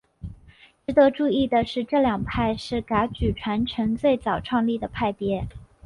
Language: Chinese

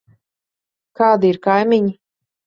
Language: Latvian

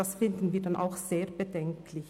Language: Swiss German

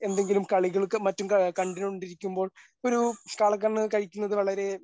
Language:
Malayalam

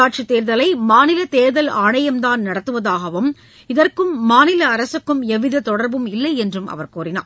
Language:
Tamil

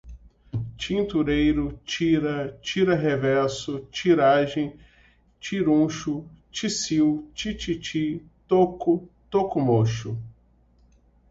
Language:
Portuguese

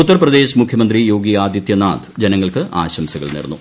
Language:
Malayalam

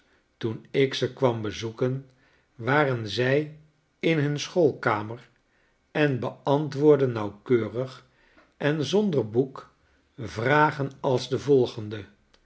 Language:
Dutch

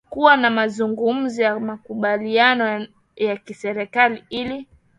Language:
Swahili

